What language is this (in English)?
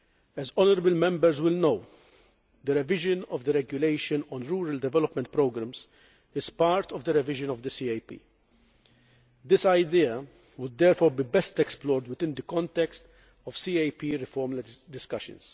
English